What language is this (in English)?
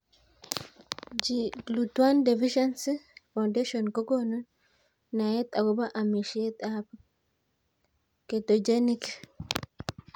Kalenjin